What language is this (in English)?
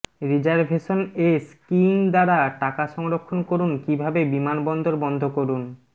Bangla